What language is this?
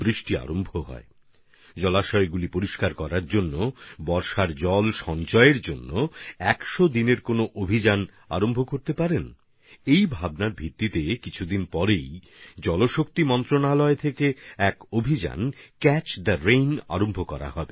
Bangla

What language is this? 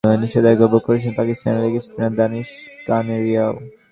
Bangla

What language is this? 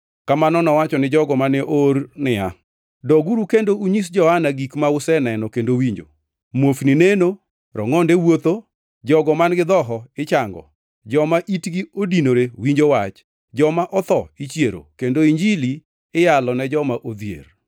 Luo (Kenya and Tanzania)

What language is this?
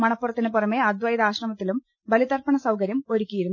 Malayalam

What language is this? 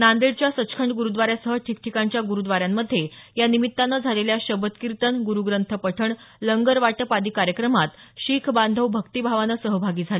Marathi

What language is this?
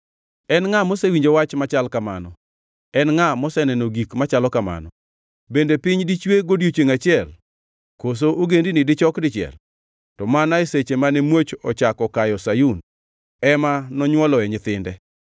Luo (Kenya and Tanzania)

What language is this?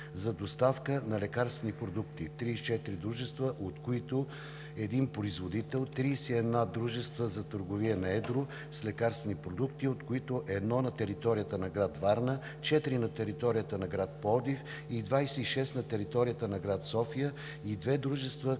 Bulgarian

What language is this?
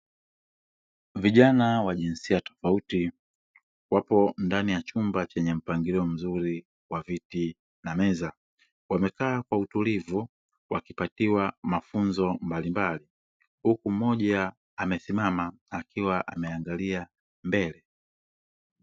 Swahili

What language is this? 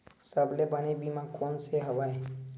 Chhattisgarhi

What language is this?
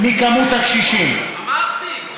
Hebrew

